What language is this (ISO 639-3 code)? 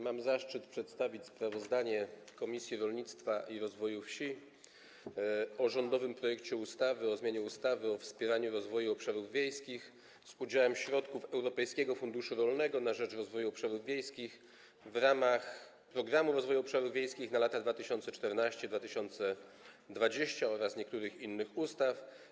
pol